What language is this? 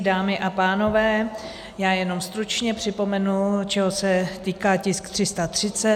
Czech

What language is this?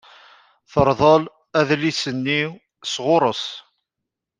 Kabyle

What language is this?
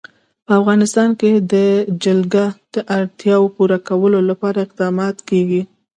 Pashto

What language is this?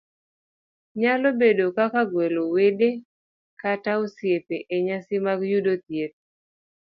Luo (Kenya and Tanzania)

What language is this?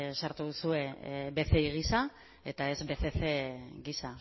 Basque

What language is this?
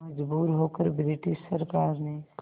Hindi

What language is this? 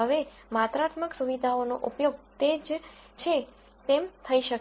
Gujarati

